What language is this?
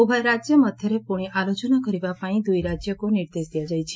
Odia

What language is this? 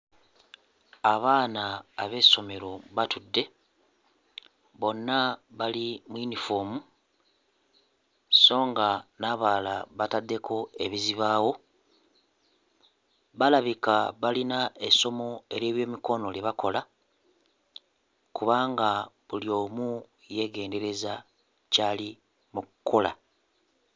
Ganda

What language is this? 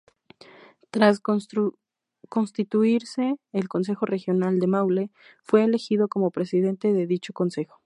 Spanish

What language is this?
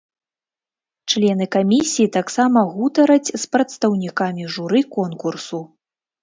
Belarusian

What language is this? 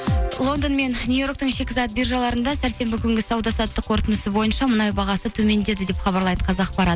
Kazakh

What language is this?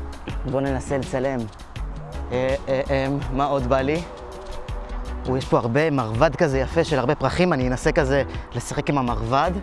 Hebrew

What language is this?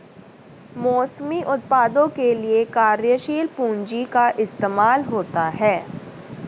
Hindi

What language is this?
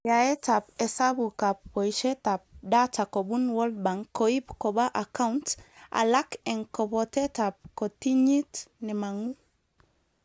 Kalenjin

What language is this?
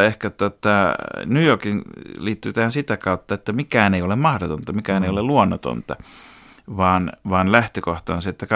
Finnish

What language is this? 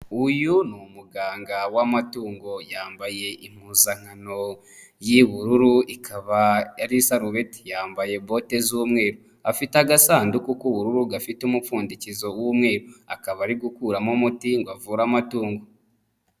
Kinyarwanda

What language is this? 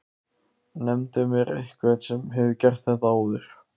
Icelandic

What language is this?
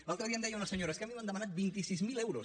Catalan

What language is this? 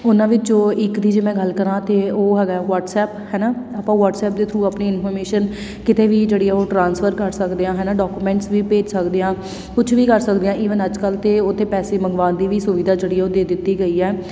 Punjabi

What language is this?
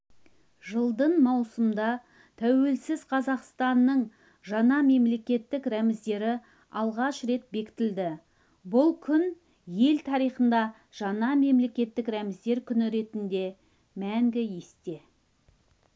Kazakh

